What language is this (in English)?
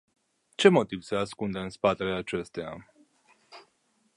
Romanian